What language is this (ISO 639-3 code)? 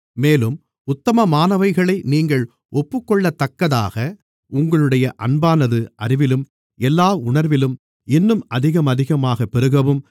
tam